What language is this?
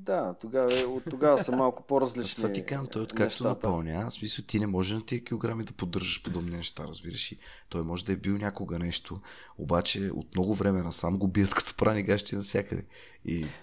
Bulgarian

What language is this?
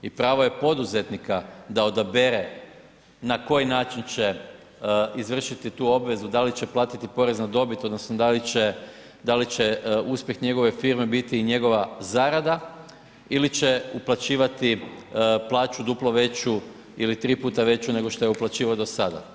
Croatian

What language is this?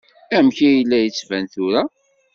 Kabyle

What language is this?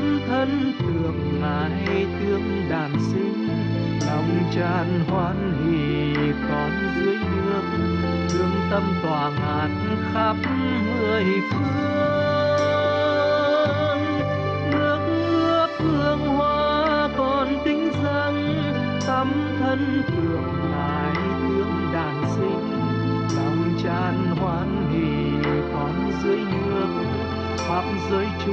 Vietnamese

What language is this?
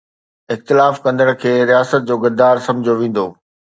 Sindhi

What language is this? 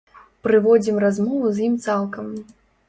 Belarusian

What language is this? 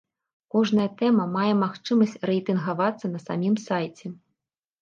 Belarusian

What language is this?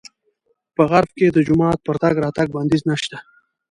Pashto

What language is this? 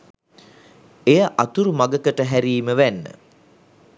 Sinhala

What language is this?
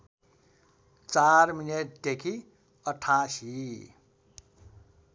Nepali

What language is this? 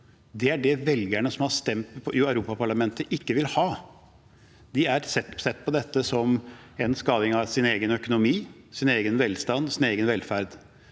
Norwegian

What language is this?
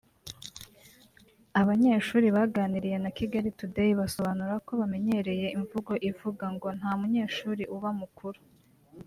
Kinyarwanda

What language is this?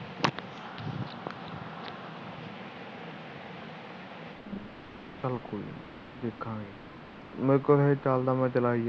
Punjabi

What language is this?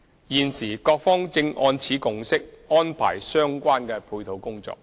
Cantonese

